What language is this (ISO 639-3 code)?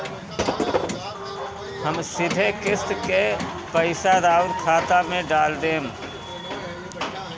bho